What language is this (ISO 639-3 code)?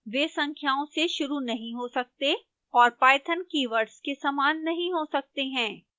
hin